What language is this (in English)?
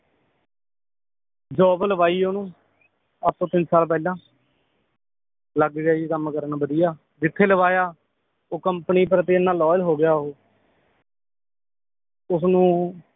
Punjabi